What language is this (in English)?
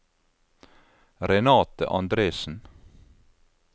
Norwegian